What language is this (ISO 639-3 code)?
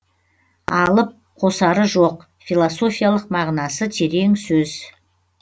kaz